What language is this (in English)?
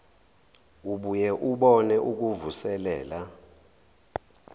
Zulu